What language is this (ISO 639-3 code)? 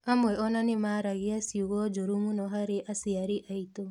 kik